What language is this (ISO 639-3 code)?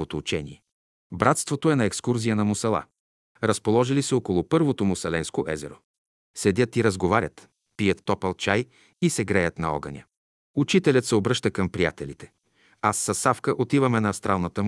bul